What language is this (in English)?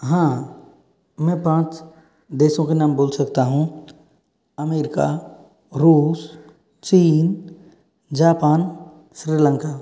Hindi